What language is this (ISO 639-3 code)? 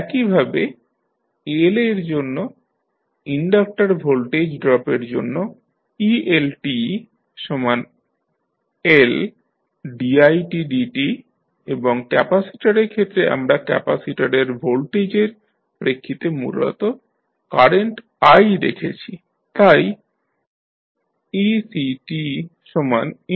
ben